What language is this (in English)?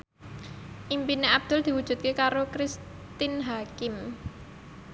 Javanese